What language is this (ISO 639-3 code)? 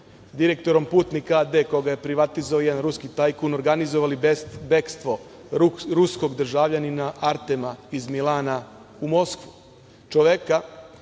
srp